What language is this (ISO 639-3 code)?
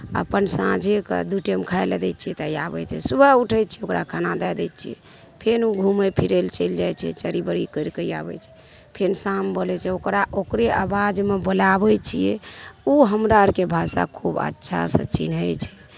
mai